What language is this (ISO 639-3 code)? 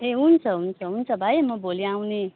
nep